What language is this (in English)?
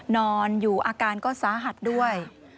Thai